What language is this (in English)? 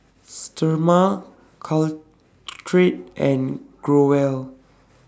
English